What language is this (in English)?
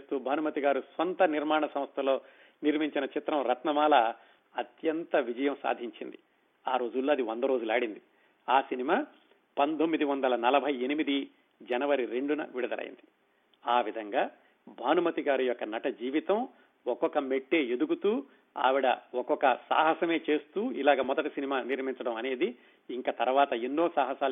Telugu